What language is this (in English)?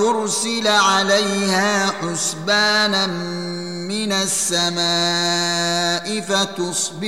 Arabic